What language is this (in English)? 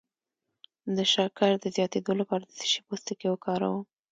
Pashto